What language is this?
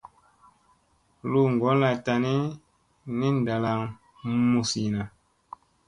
Musey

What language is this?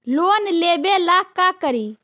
Magahi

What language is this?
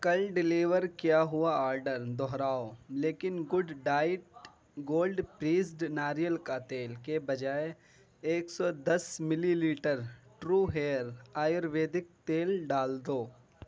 Urdu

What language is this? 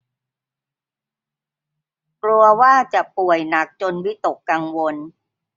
Thai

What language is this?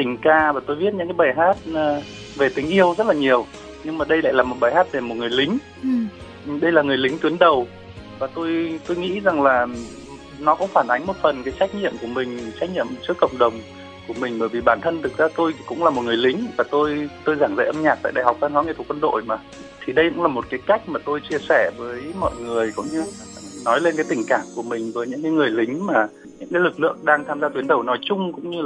Vietnamese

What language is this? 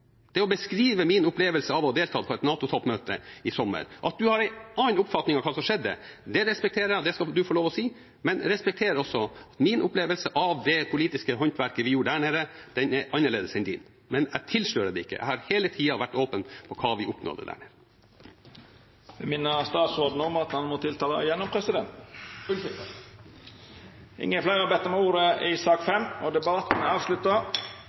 Norwegian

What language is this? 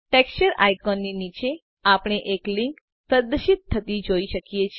Gujarati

